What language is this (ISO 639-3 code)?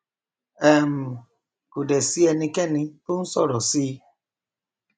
yor